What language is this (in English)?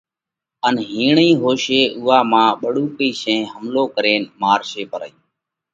Parkari Koli